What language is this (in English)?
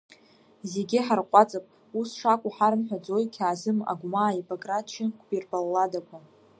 Abkhazian